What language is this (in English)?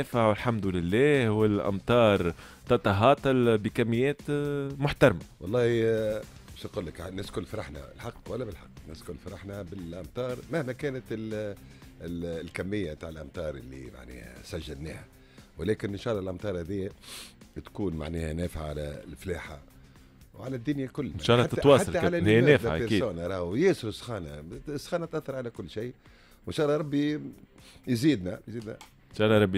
Arabic